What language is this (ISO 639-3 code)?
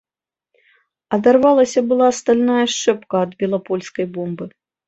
bel